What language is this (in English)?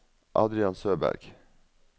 Norwegian